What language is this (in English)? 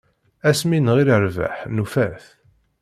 Kabyle